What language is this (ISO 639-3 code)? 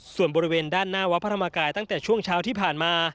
tha